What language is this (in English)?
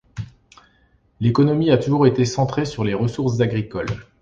French